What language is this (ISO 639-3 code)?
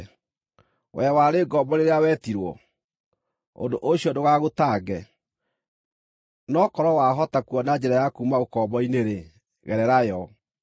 kik